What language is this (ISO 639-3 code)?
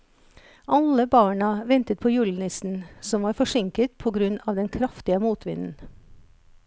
nor